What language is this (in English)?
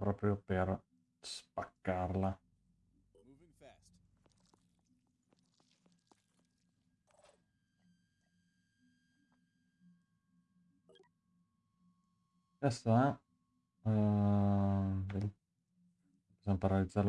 Italian